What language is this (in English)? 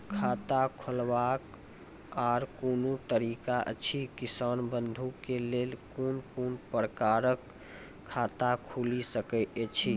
Maithili